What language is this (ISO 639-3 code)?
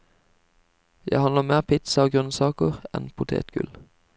nor